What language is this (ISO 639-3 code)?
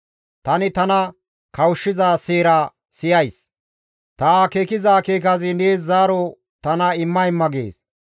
gmv